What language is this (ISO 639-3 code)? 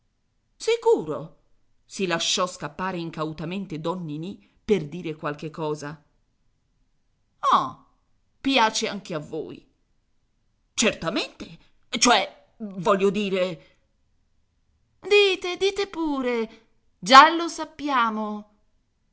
ita